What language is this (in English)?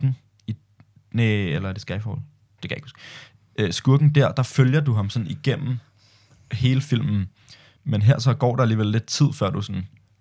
Danish